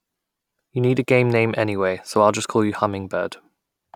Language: English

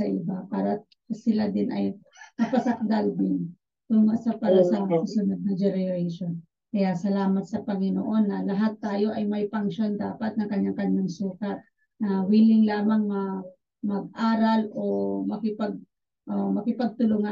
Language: Filipino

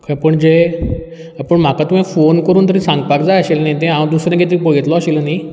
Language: Konkani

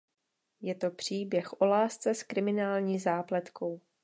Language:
Czech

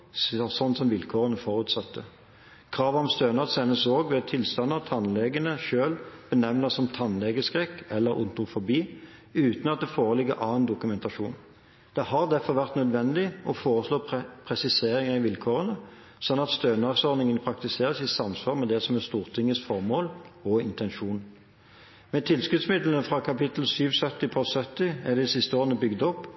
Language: Norwegian Bokmål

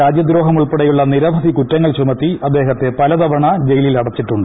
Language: Malayalam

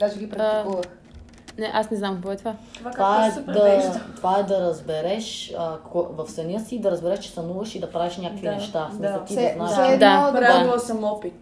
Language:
Bulgarian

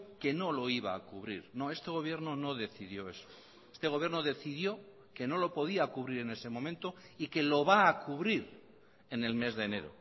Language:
Spanish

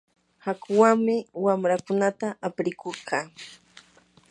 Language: Yanahuanca Pasco Quechua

